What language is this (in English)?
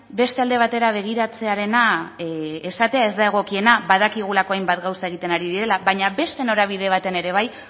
Basque